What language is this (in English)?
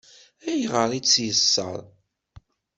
Kabyle